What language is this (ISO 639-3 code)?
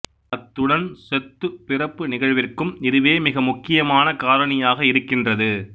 tam